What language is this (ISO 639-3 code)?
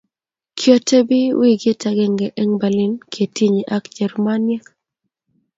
kln